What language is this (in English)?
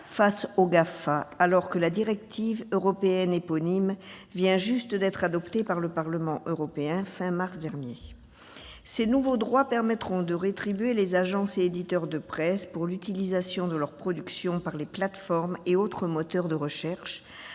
French